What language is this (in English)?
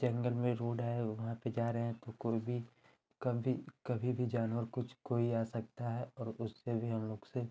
Hindi